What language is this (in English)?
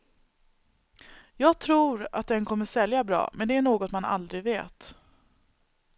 Swedish